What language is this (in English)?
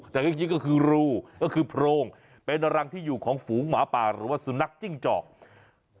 Thai